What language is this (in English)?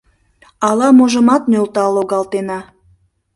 Mari